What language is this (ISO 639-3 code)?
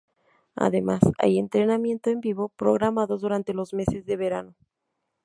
spa